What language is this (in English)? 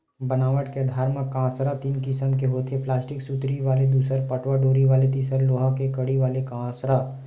Chhattisgarhi